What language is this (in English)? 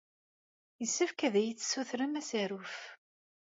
Kabyle